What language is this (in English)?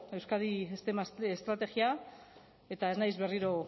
Basque